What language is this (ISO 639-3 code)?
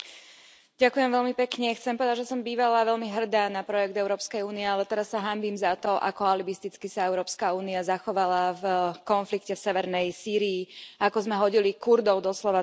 slk